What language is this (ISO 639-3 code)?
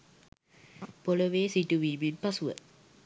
sin